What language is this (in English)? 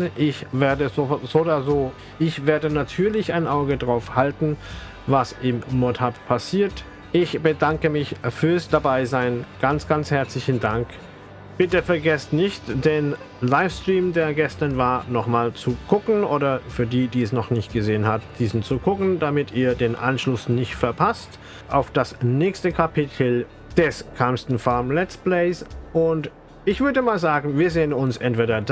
German